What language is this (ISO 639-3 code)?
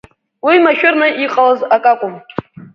abk